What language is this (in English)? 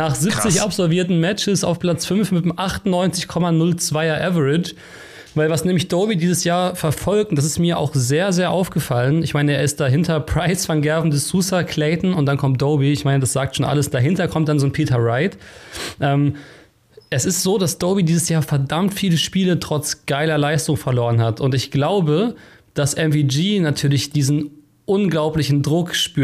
German